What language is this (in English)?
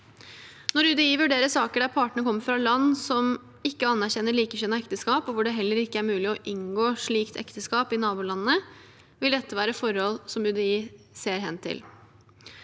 Norwegian